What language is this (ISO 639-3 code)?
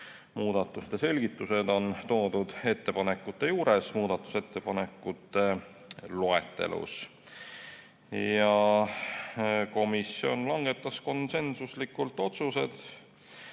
est